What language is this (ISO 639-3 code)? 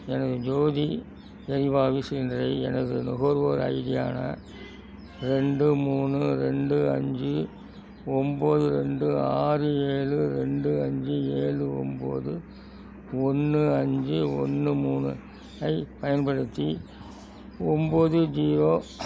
tam